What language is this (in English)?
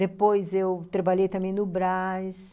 Portuguese